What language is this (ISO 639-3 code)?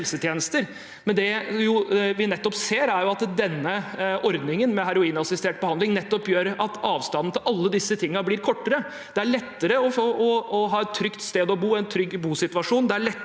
nor